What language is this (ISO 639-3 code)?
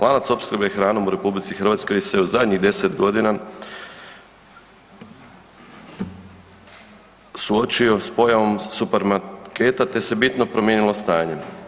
hrv